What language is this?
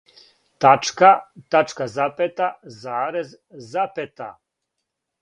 Serbian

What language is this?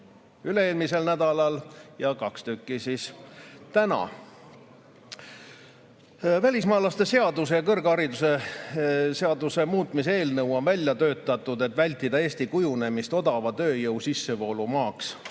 Estonian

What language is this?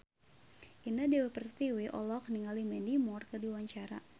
Sundanese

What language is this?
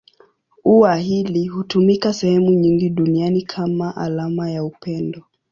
Swahili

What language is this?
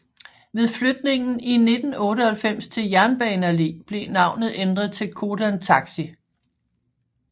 Danish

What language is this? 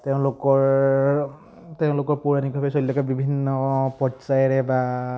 Assamese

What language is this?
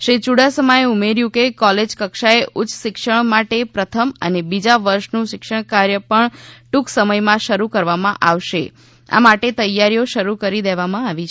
Gujarati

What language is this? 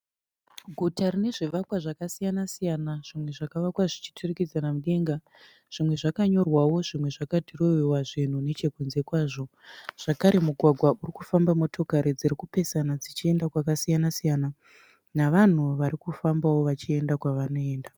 Shona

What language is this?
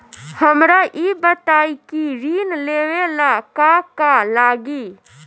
Bhojpuri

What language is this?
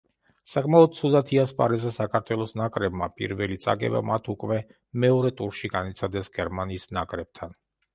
Georgian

